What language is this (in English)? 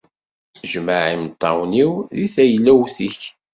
Kabyle